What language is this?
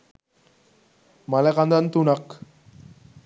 Sinhala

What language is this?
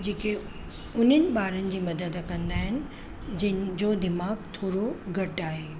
Sindhi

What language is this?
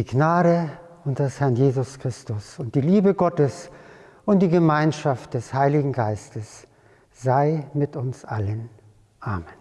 German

